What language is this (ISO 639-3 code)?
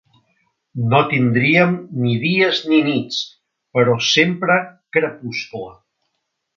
cat